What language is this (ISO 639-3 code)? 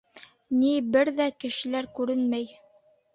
bak